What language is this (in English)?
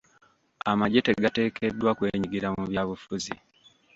Ganda